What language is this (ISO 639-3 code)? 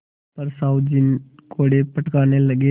hin